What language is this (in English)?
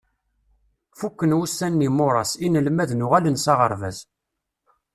Kabyle